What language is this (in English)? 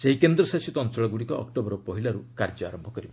Odia